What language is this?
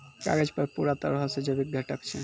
Maithili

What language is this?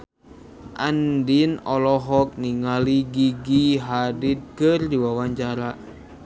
Sundanese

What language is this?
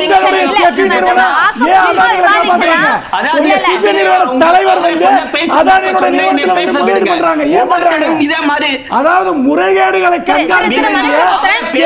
Romanian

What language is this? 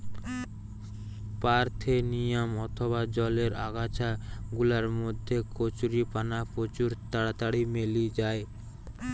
Bangla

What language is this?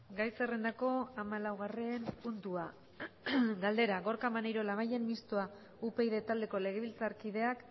Basque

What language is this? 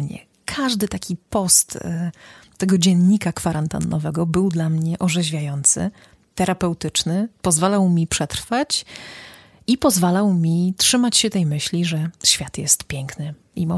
Polish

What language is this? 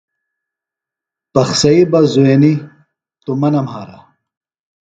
Phalura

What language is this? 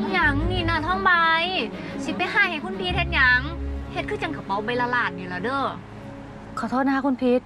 Thai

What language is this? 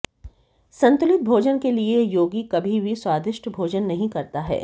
Hindi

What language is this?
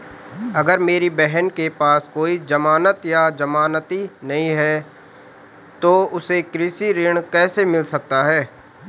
Hindi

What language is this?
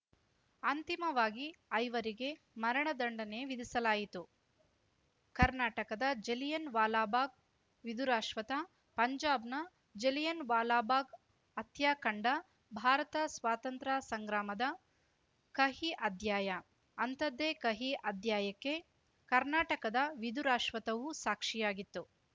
Kannada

